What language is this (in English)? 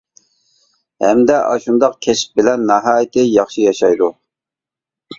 Uyghur